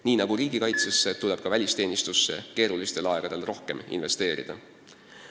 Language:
Estonian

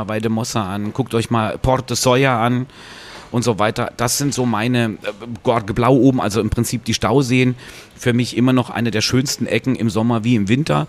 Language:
German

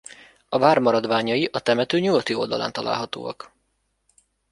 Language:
Hungarian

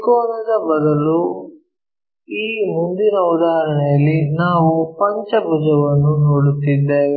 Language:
Kannada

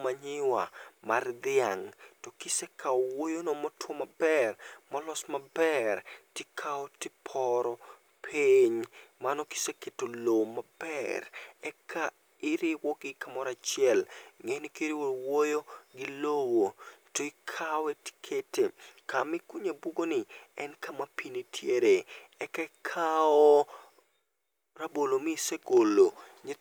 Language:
Luo (Kenya and Tanzania)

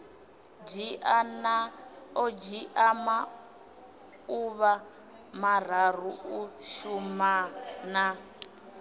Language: Venda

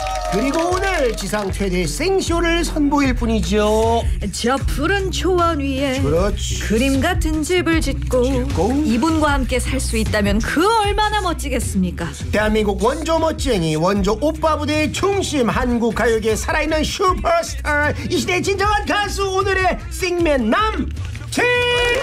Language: Korean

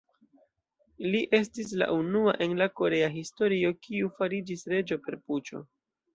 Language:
Esperanto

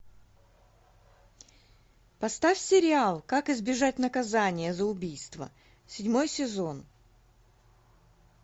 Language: Russian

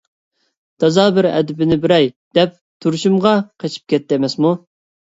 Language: Uyghur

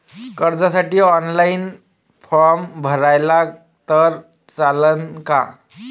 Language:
Marathi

